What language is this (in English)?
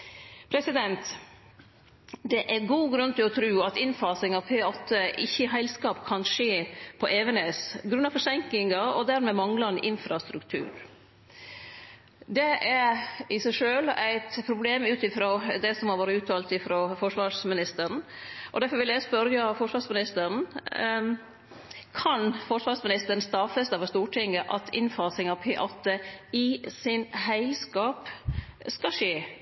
Norwegian Nynorsk